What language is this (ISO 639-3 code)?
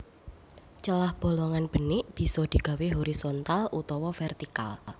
jav